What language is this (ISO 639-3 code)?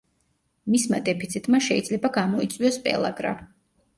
kat